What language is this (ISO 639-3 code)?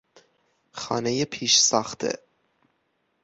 fas